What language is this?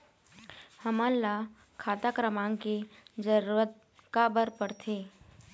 Chhattisgarhi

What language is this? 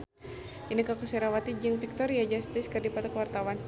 Sundanese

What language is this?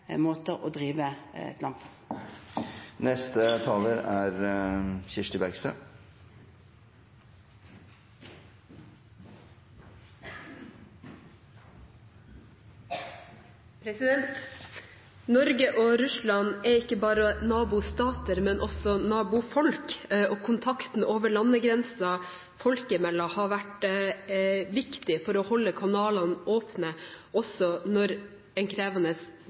Norwegian Bokmål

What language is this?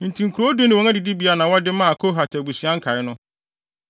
Akan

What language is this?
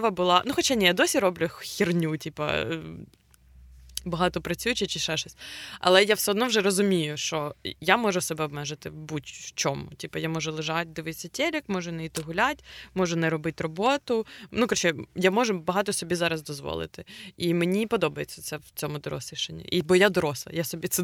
Ukrainian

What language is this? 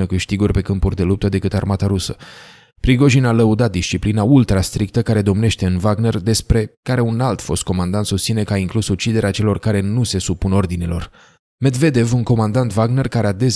Romanian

